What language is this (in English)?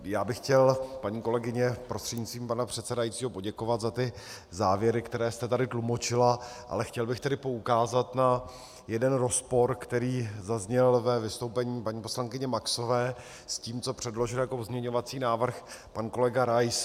Czech